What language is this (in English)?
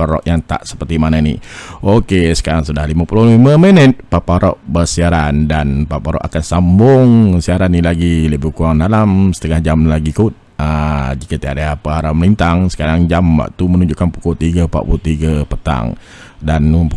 Malay